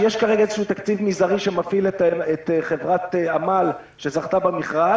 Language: Hebrew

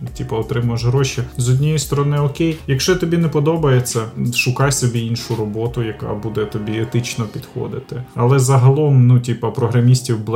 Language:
Ukrainian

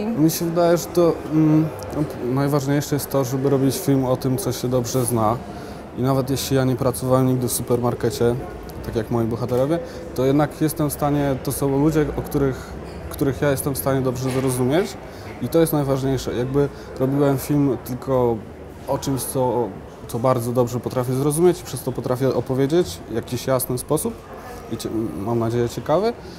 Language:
Polish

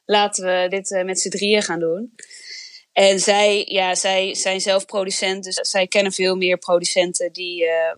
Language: Dutch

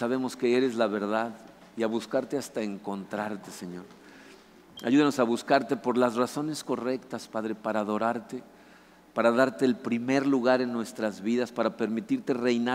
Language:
Spanish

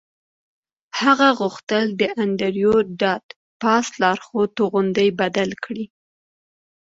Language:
Pashto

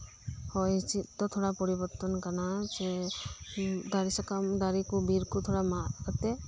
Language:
Santali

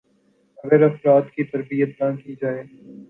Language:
Urdu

